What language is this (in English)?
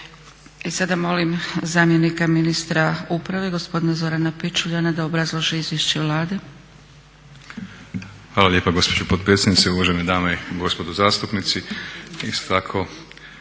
Croatian